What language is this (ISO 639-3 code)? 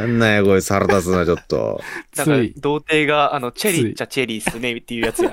jpn